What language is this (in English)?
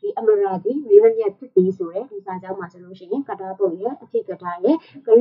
Indonesian